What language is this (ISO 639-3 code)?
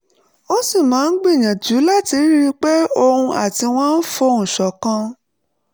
yor